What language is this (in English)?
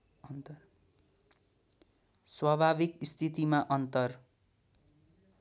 Nepali